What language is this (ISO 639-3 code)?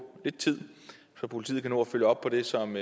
dan